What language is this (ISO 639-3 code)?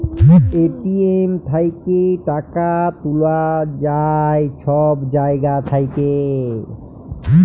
ben